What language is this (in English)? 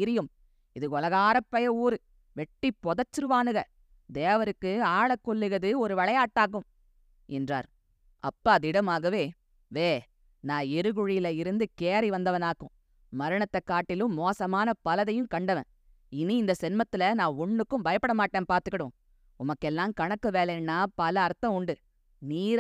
Tamil